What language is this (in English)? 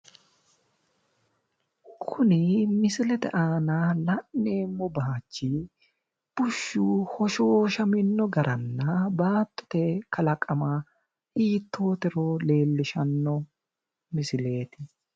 Sidamo